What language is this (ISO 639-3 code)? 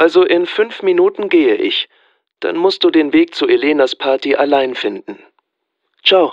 deu